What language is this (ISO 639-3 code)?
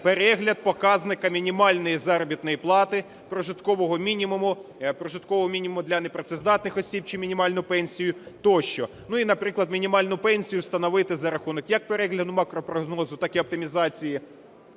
ukr